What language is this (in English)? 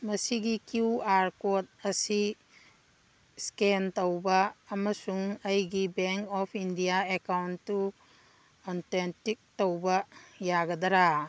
Manipuri